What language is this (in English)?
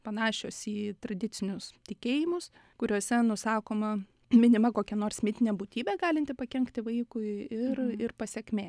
Lithuanian